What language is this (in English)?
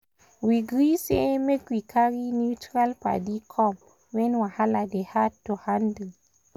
Nigerian Pidgin